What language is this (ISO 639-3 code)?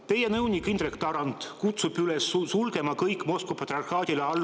est